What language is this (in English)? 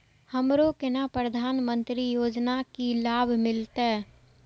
Maithili